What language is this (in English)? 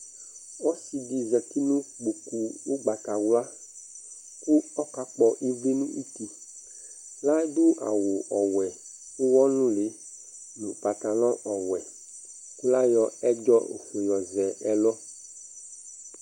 Ikposo